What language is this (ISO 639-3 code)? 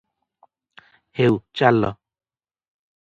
ori